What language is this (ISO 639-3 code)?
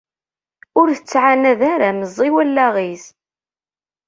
kab